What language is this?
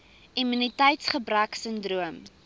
Afrikaans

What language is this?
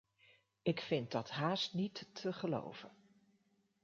Dutch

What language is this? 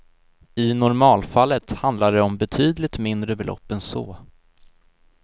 Swedish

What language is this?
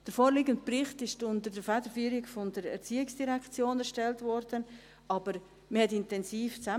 Swiss German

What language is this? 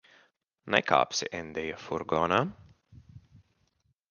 Latvian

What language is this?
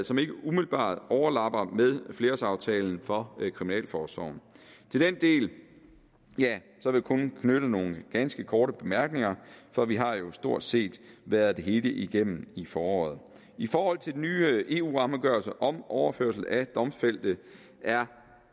Danish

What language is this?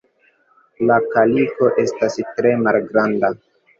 Esperanto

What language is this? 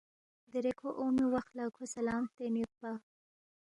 Balti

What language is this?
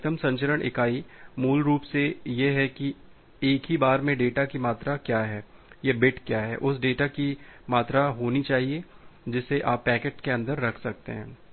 Hindi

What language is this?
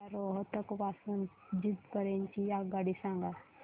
Marathi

